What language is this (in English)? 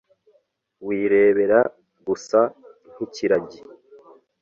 Kinyarwanda